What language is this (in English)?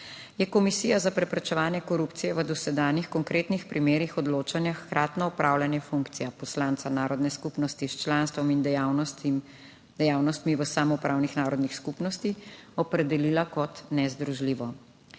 Slovenian